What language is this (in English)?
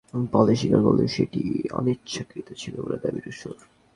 Bangla